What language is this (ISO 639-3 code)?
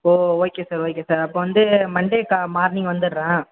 tam